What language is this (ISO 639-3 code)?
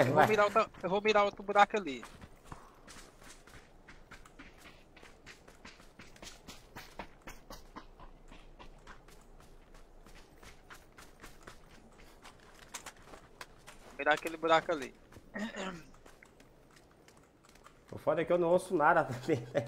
por